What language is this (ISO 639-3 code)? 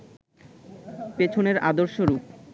ben